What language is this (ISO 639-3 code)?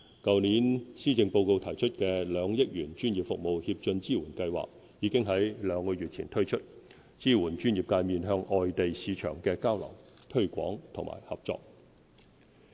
yue